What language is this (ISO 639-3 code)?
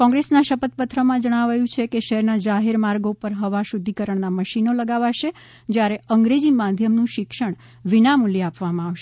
guj